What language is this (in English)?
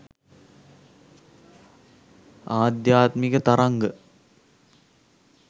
Sinhala